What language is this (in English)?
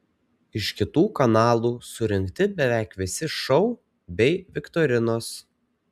Lithuanian